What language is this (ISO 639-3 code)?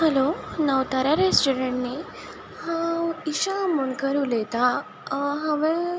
kok